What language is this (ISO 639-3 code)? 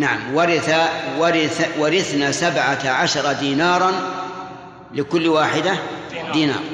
ara